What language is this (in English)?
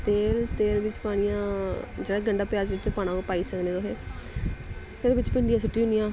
Dogri